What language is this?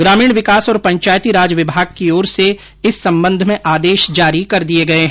Hindi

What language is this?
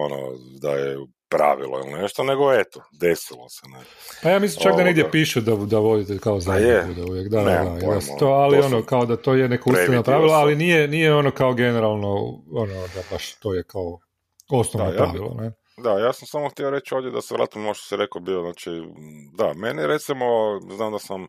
Croatian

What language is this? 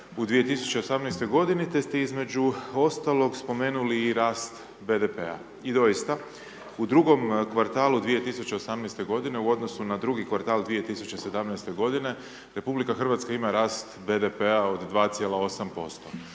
Croatian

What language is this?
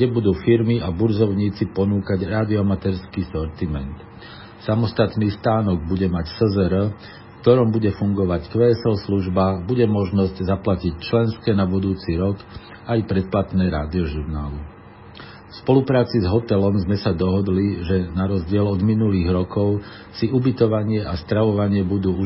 Slovak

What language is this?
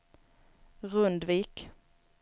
Swedish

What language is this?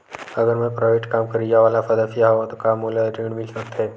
Chhattisgarhi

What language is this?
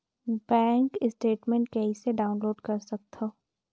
Chhattisgarhi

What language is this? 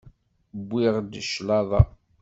Kabyle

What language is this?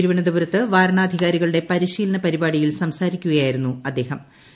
Malayalam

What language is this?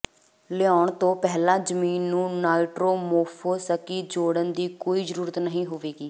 Punjabi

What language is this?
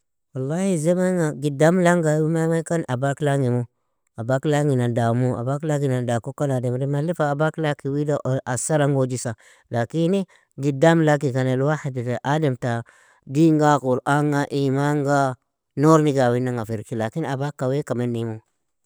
Nobiin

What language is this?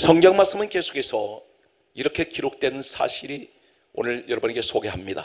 Korean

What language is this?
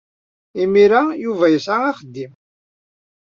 Kabyle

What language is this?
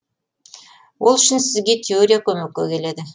Kazakh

